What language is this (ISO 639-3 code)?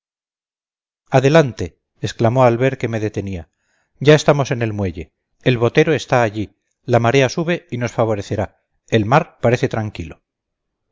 spa